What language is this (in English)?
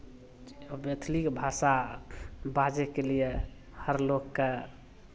Maithili